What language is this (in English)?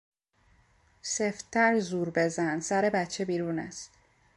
Persian